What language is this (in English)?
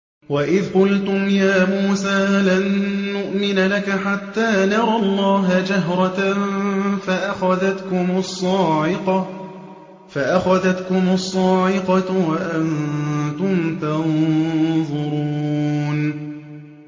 Arabic